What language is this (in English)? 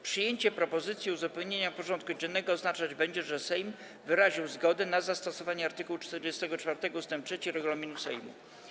Polish